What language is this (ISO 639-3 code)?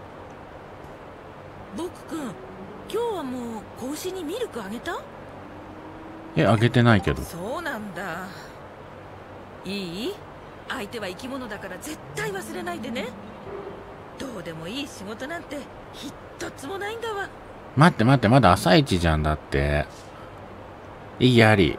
jpn